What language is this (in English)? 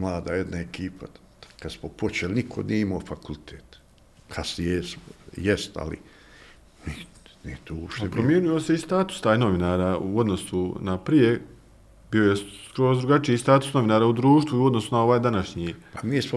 Croatian